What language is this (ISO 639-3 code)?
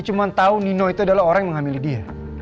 ind